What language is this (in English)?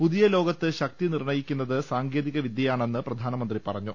Malayalam